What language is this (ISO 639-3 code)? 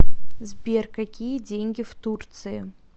rus